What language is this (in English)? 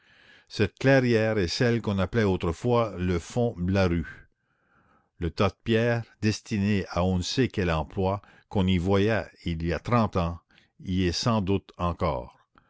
French